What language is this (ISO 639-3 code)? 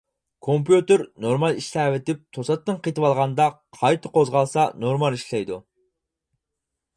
uig